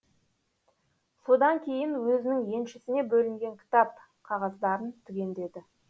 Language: Kazakh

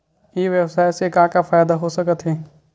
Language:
Chhattisgarhi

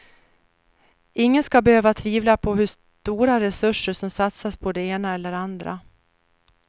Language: Swedish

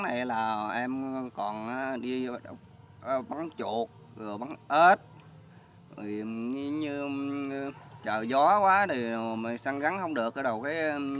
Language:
Vietnamese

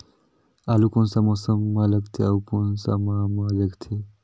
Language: Chhattisgarhi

